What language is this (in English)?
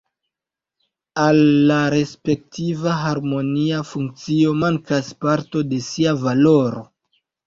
Esperanto